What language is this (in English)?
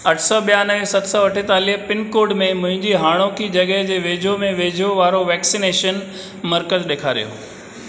Sindhi